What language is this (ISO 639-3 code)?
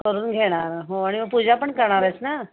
mar